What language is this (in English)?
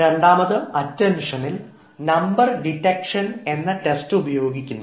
Malayalam